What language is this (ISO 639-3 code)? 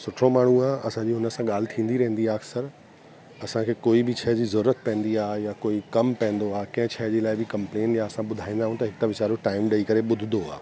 snd